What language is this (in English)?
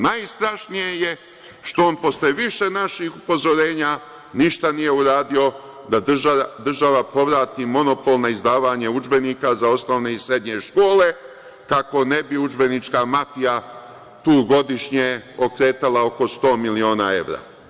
Serbian